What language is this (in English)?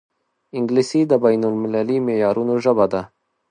Pashto